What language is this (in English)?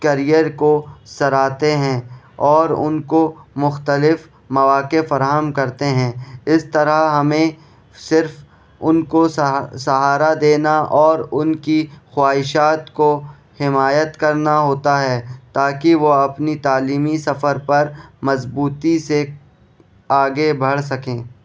Urdu